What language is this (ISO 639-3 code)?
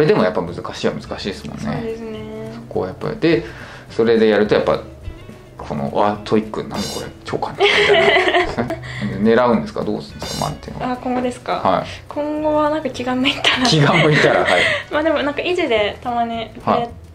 jpn